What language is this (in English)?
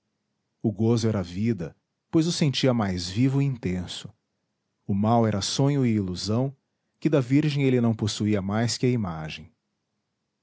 Portuguese